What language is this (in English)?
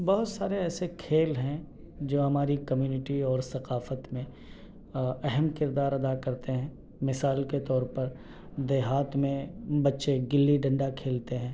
Urdu